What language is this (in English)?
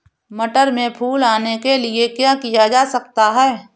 Hindi